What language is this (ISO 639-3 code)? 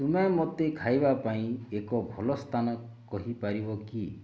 ori